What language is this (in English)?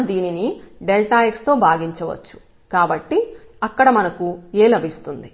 Telugu